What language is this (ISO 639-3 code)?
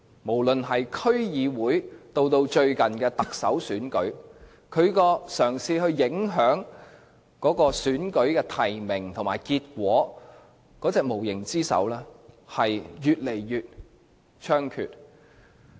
yue